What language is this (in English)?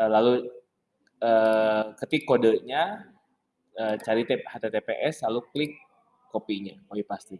Indonesian